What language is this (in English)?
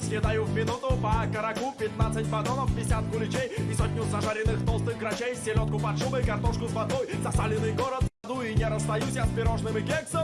Russian